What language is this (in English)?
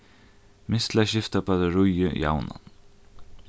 Faroese